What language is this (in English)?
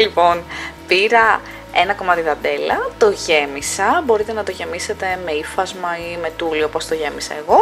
Greek